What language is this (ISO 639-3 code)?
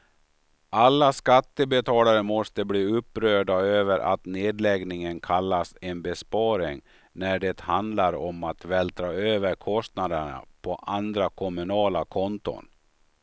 swe